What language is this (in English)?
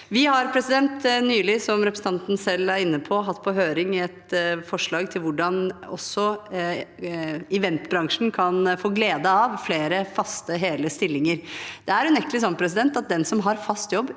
Norwegian